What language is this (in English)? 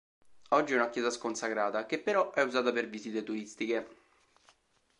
Italian